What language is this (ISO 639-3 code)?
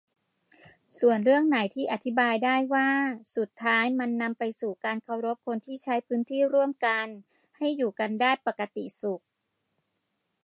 tha